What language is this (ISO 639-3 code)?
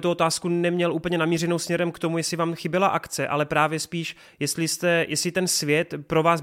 ces